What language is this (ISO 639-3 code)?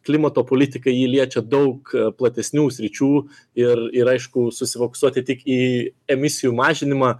lit